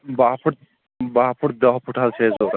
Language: Kashmiri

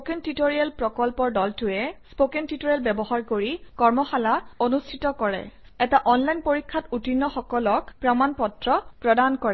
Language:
Assamese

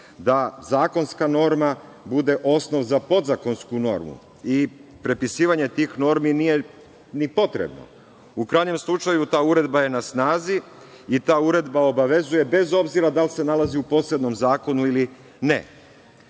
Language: Serbian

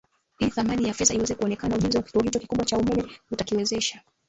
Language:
Swahili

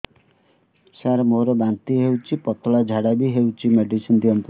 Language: Odia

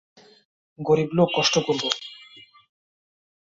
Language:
Bangla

